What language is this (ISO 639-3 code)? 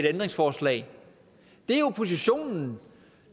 dan